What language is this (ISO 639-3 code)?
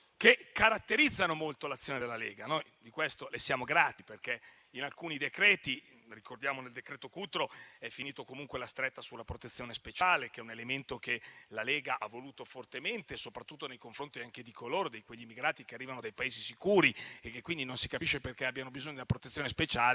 ita